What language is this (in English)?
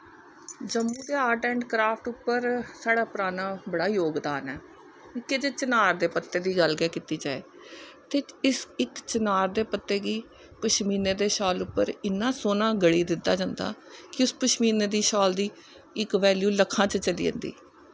Dogri